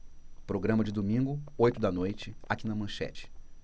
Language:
Portuguese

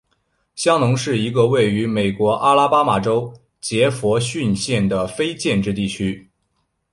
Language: Chinese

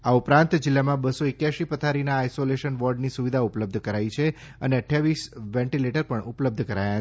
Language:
Gujarati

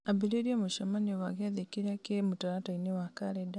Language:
Kikuyu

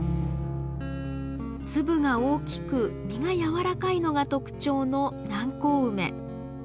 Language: Japanese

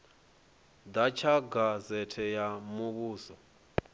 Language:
Venda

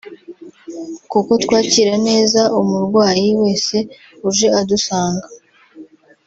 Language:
Kinyarwanda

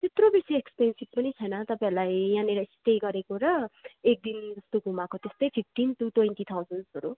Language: Nepali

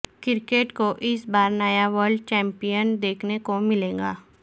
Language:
Urdu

